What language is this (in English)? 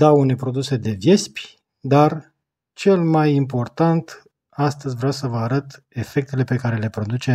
Romanian